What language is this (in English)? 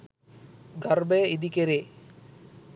Sinhala